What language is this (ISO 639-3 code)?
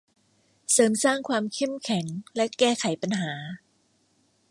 tha